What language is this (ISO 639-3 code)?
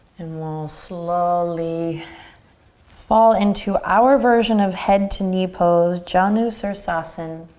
eng